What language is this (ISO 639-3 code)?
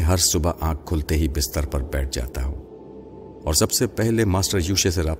urd